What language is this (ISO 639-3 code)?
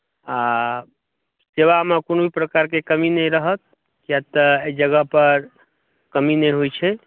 mai